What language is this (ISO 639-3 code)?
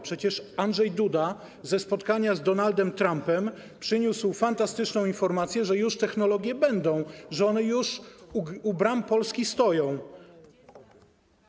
pol